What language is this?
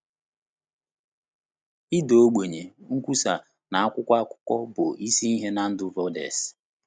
Igbo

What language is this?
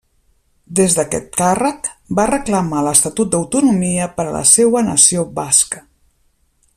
Catalan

